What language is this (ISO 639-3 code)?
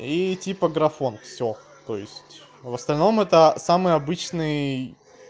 rus